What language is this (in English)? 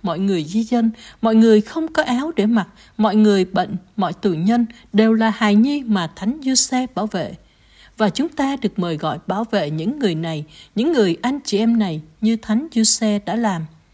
Vietnamese